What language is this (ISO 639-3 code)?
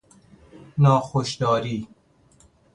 fas